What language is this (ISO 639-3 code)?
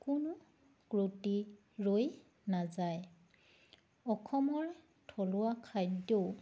asm